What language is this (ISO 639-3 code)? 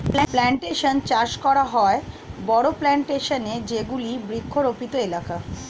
ben